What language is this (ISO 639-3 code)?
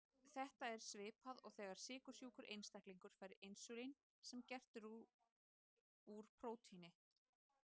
isl